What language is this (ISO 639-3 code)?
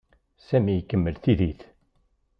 kab